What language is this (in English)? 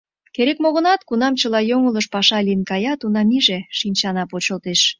Mari